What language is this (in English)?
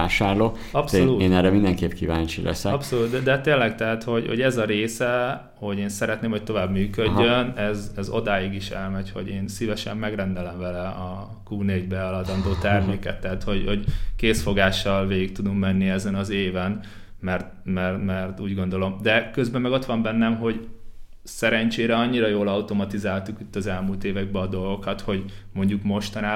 Hungarian